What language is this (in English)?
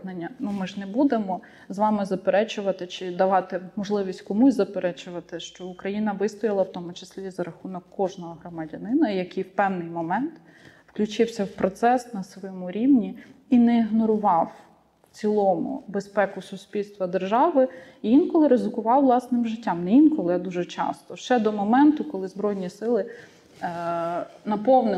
Ukrainian